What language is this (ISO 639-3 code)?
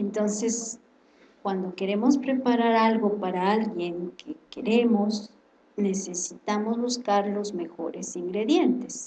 spa